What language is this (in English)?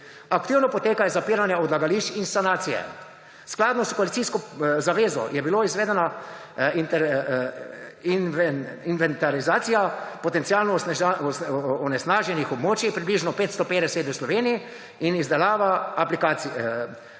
Slovenian